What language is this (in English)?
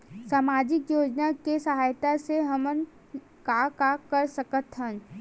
Chhattisgarhi